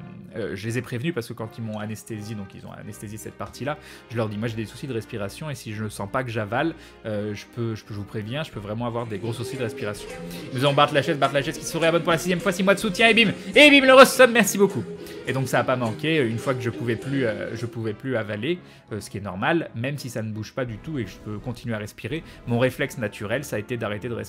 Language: French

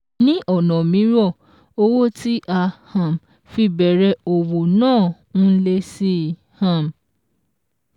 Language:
Yoruba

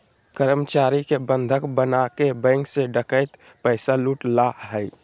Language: Magahi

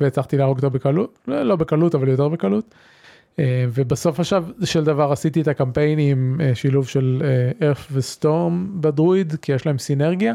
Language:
Hebrew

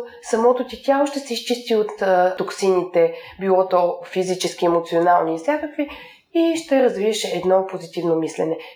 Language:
Bulgarian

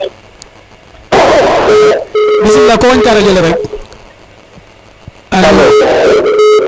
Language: Serer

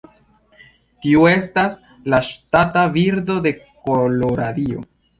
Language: Esperanto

